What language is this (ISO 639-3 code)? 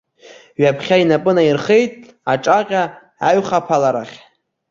abk